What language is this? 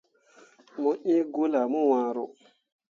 Mundang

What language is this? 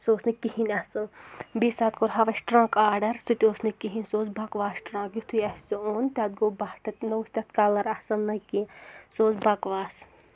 Kashmiri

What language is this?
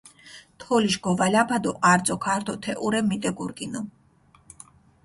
Mingrelian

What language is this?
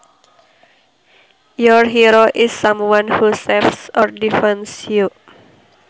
Sundanese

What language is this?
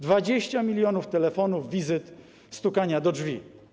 Polish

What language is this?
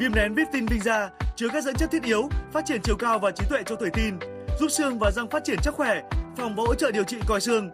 Vietnamese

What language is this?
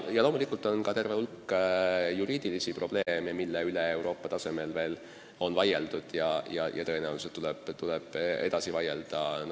Estonian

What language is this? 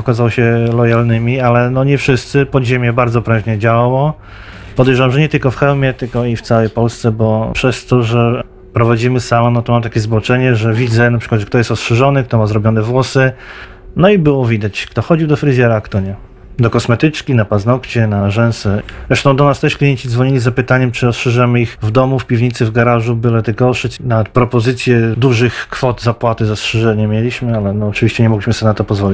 Polish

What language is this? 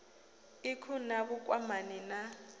Venda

